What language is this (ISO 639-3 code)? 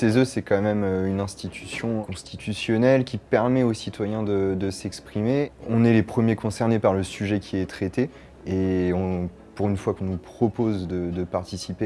fra